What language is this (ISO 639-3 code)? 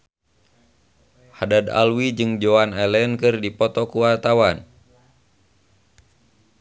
sun